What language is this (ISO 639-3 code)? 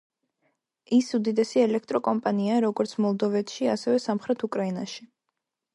kat